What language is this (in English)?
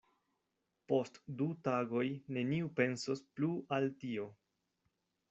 Esperanto